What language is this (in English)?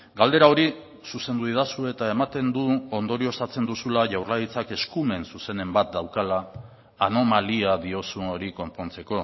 Basque